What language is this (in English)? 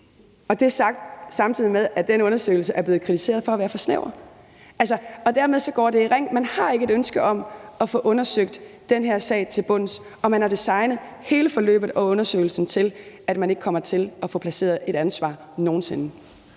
Danish